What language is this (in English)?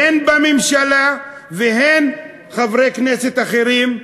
Hebrew